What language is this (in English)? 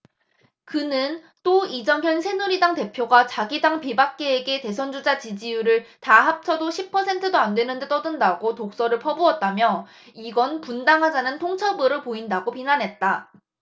Korean